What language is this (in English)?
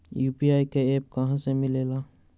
Magahi